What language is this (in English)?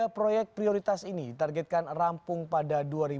Indonesian